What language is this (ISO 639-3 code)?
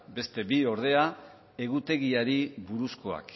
eus